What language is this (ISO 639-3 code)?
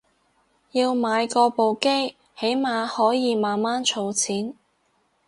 yue